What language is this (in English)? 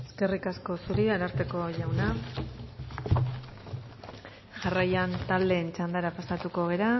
Basque